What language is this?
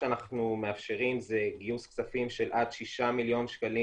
Hebrew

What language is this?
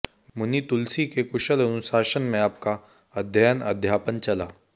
Hindi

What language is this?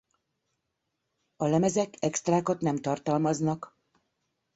Hungarian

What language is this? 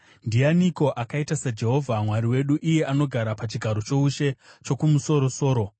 Shona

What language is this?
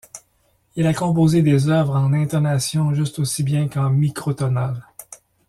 French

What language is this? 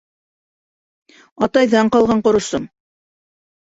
Bashkir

